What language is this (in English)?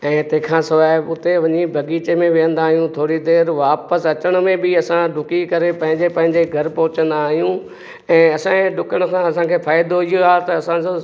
Sindhi